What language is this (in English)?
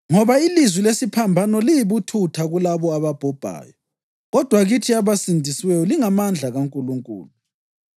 North Ndebele